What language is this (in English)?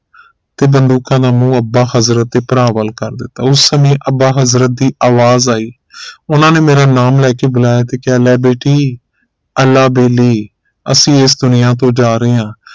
Punjabi